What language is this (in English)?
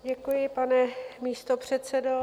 Czech